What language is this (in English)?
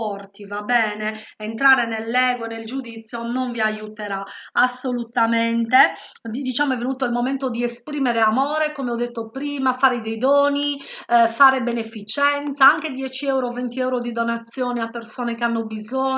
Italian